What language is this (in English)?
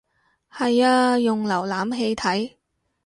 Cantonese